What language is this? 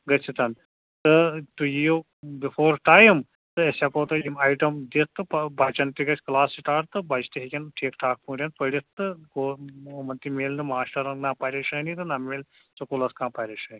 Kashmiri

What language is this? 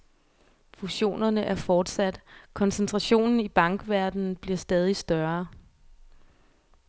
Danish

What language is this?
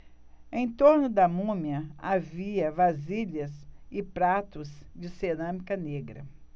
Portuguese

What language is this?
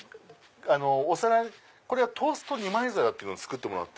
Japanese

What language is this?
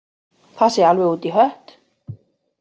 Icelandic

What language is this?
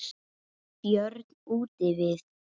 Icelandic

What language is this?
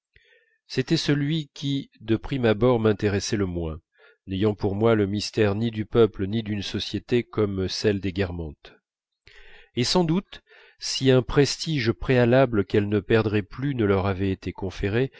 French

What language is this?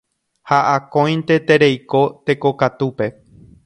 Guarani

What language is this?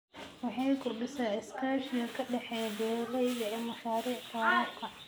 Somali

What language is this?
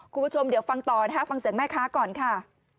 Thai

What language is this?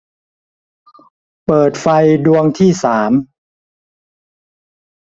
Thai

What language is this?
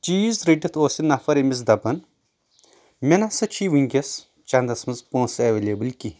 Kashmiri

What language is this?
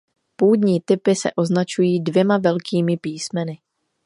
Czech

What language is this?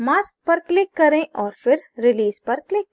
Hindi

